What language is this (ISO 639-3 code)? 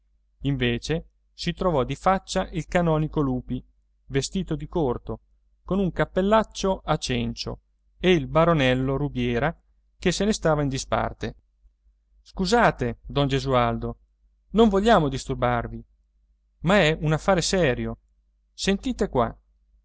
ita